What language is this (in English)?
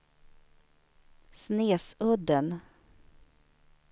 Swedish